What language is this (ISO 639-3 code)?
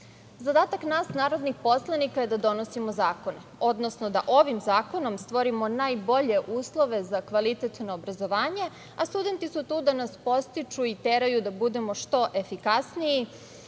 srp